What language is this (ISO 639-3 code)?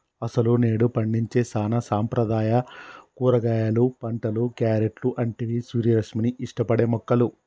tel